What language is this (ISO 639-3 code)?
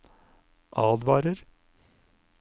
nor